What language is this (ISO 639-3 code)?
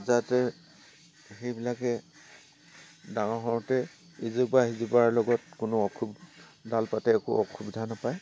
asm